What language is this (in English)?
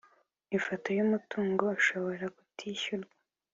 Kinyarwanda